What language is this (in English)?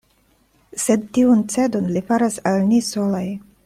Esperanto